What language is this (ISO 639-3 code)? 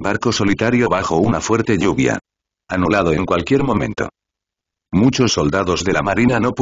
spa